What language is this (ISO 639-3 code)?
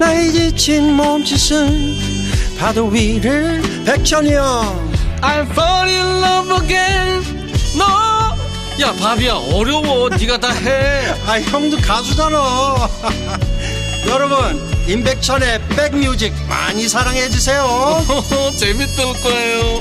kor